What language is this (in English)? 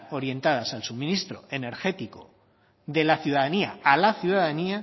Spanish